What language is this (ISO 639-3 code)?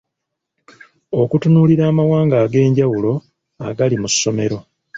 lug